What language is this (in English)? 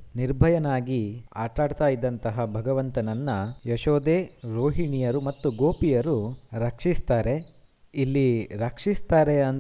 Kannada